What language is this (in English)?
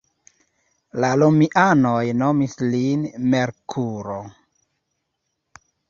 Esperanto